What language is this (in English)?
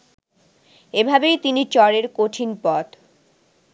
Bangla